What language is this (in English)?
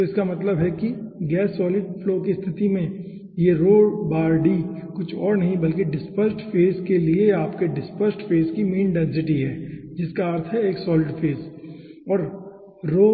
Hindi